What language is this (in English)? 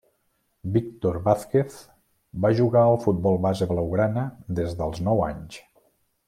Catalan